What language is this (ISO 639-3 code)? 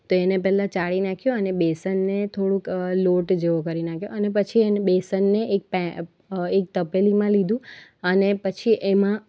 guj